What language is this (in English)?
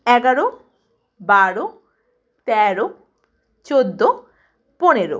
Bangla